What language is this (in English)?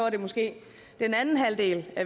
Danish